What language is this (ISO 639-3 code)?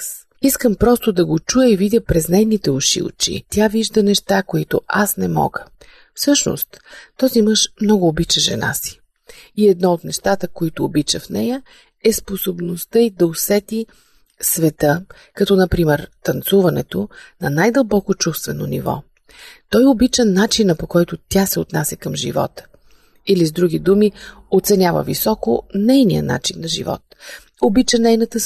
bul